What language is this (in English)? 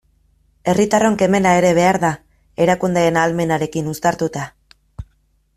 Basque